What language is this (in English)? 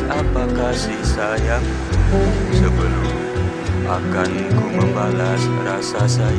Indonesian